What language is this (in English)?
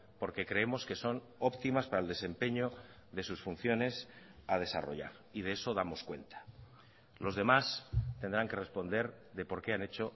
Spanish